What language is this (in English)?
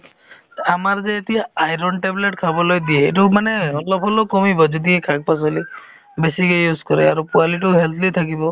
Assamese